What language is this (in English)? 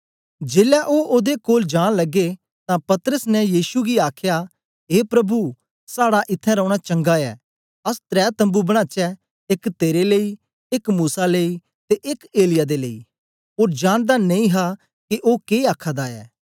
Dogri